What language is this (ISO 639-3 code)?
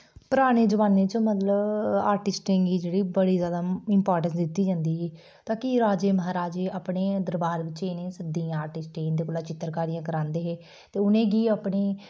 doi